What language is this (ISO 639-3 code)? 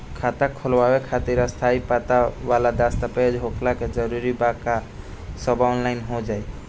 bho